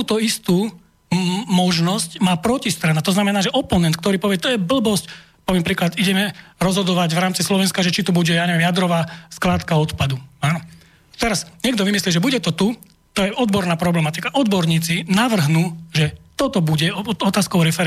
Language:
Slovak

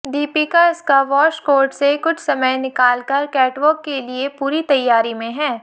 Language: Hindi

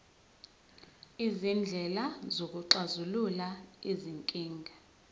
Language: Zulu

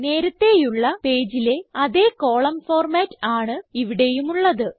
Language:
Malayalam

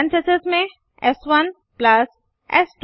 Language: Hindi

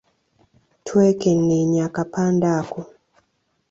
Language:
Ganda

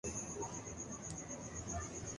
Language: Urdu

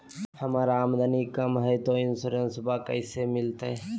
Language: Magahi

